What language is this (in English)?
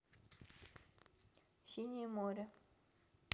Russian